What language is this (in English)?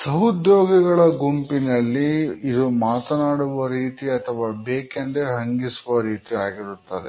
Kannada